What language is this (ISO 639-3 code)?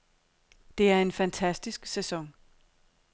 dan